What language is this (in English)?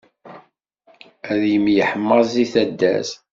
Kabyle